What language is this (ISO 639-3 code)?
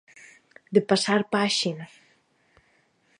glg